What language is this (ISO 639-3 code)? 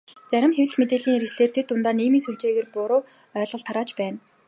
mon